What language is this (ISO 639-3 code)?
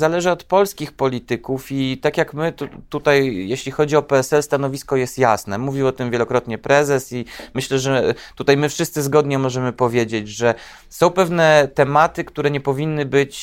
pol